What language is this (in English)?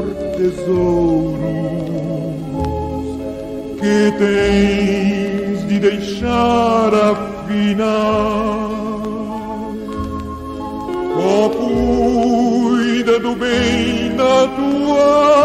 Romanian